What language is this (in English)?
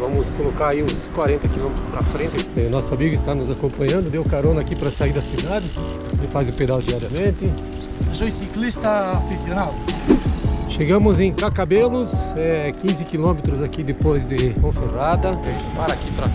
Portuguese